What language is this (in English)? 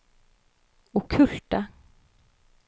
Norwegian